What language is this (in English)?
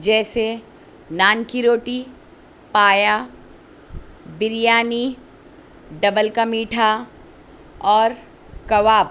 Urdu